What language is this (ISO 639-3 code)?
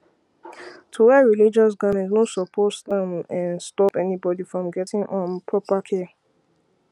pcm